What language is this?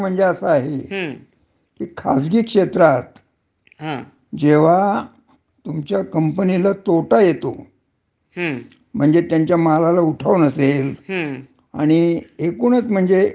Marathi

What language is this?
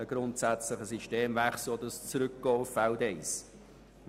Swiss German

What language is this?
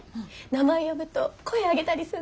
Japanese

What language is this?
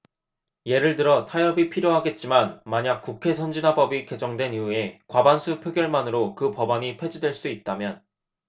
Korean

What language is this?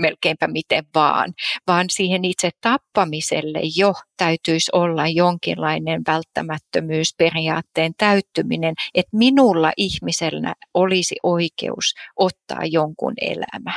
Finnish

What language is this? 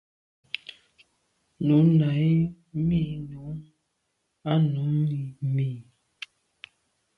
Medumba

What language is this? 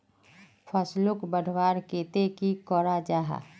Magahi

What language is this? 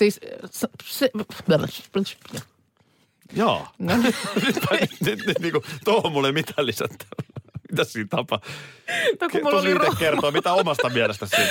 Finnish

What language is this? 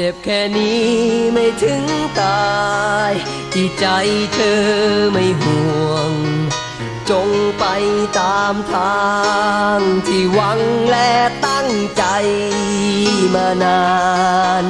Thai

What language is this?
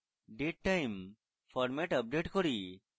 Bangla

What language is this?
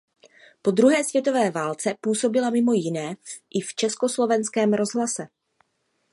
Czech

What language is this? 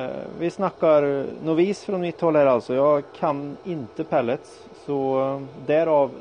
Swedish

